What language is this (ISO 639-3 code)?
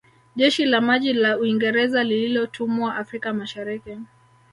swa